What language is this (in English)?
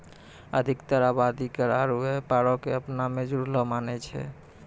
Maithili